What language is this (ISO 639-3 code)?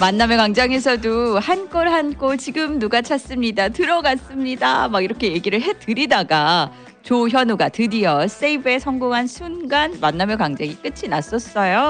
kor